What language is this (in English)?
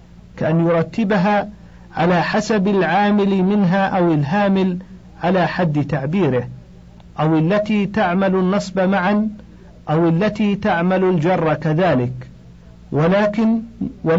Arabic